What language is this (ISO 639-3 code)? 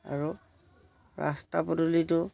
asm